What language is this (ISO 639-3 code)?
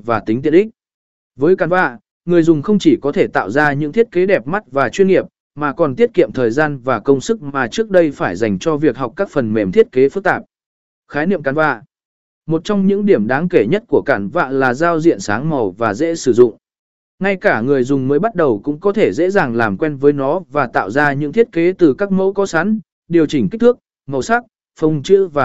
vie